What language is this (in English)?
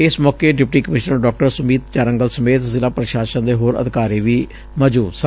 Punjabi